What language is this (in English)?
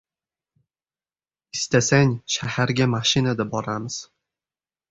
Uzbek